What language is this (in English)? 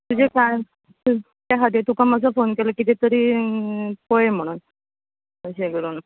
Konkani